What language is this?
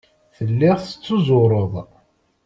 Kabyle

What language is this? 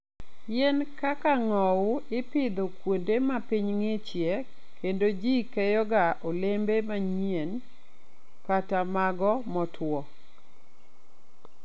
Luo (Kenya and Tanzania)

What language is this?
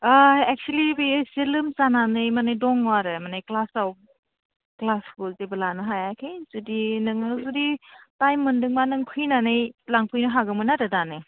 Bodo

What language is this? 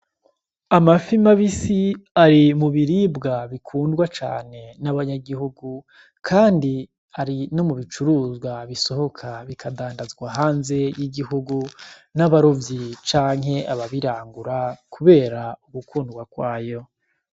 Rundi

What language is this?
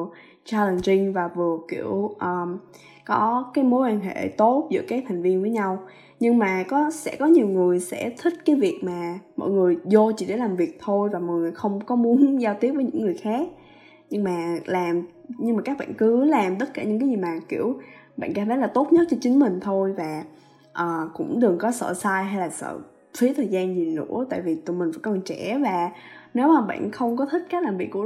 Vietnamese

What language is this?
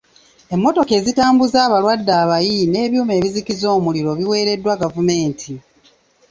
Ganda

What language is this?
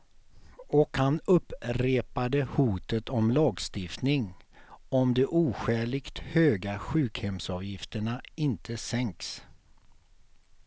Swedish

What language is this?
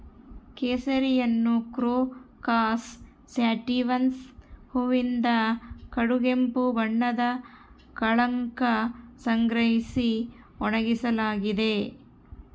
Kannada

